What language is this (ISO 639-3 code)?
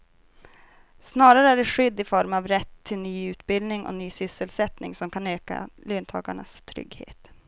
swe